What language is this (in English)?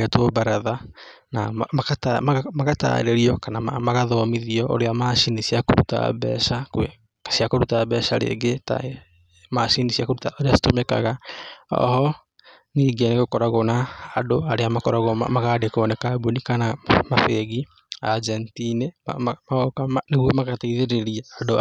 Kikuyu